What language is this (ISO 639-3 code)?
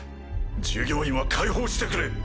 jpn